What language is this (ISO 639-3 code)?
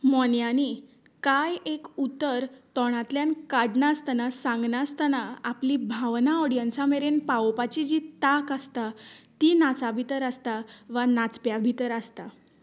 kok